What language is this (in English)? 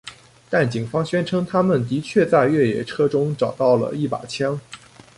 Chinese